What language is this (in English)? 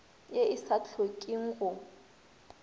Northern Sotho